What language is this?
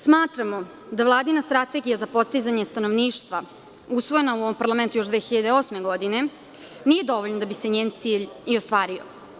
Serbian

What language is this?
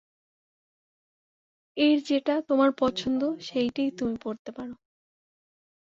Bangla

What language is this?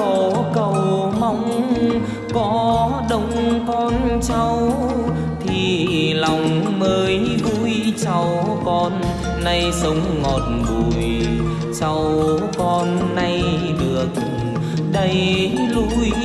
Vietnamese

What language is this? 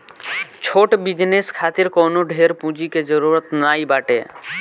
Bhojpuri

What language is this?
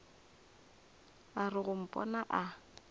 Northern Sotho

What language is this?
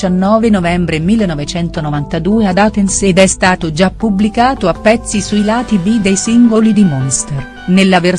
Italian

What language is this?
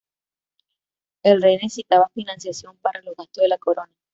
Spanish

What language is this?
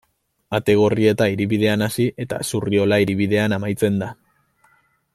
Basque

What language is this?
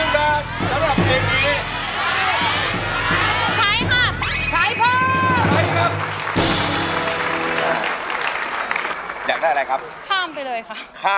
Thai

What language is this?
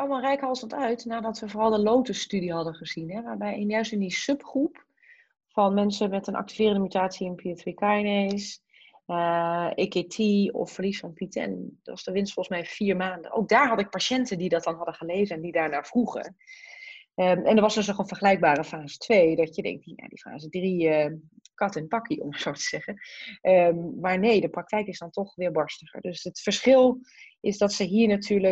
Dutch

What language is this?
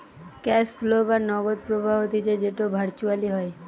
Bangla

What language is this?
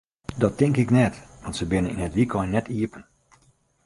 Western Frisian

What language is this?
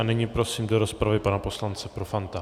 Czech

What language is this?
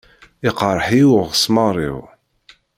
Kabyle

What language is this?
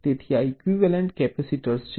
Gujarati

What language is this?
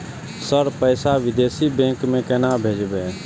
Maithili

